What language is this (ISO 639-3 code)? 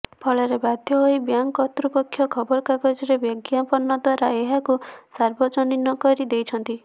ori